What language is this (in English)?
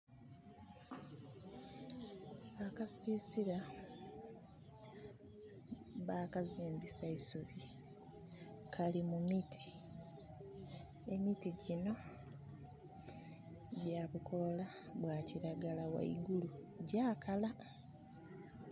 Soga